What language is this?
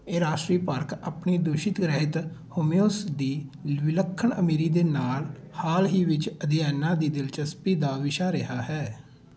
Punjabi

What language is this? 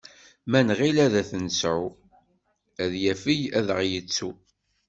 Kabyle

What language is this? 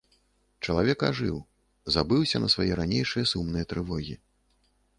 Belarusian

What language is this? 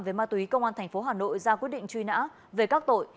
Vietnamese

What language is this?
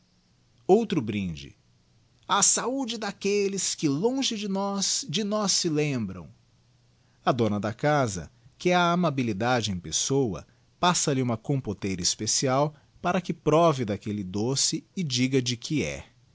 Portuguese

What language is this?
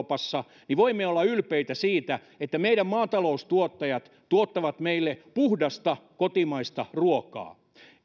Finnish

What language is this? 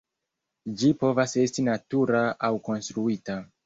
Esperanto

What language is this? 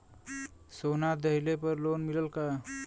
Bhojpuri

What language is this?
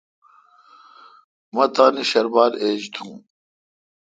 Kalkoti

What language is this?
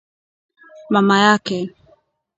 Swahili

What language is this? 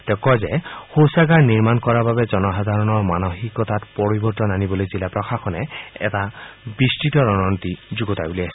Assamese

